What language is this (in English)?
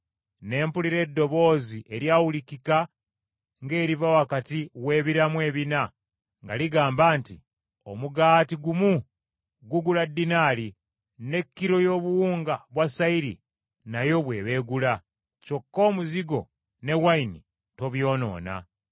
Ganda